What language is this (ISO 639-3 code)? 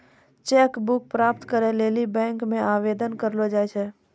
mai